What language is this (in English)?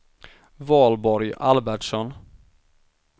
Swedish